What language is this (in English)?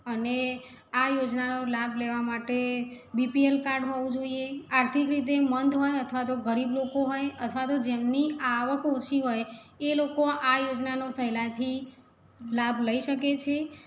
Gujarati